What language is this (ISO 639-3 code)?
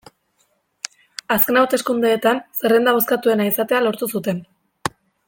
eus